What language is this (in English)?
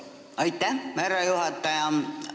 Estonian